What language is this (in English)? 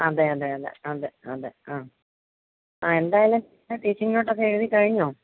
Malayalam